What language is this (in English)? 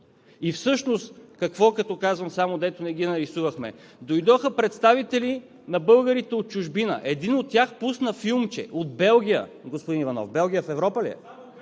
Bulgarian